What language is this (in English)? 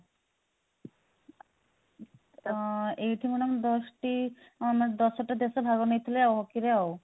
Odia